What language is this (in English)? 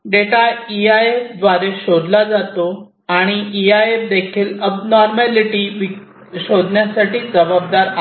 Marathi